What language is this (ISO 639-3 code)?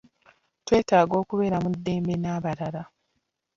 lug